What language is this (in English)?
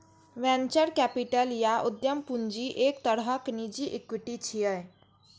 Maithili